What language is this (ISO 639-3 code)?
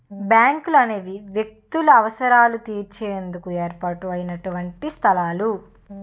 tel